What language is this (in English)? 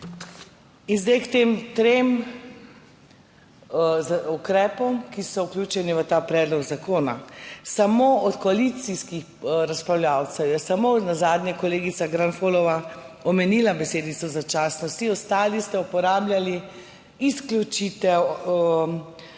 Slovenian